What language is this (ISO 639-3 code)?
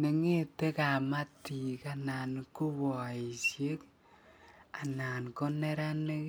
kln